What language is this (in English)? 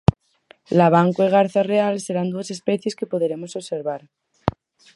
Galician